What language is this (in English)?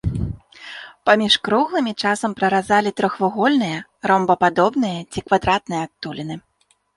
Belarusian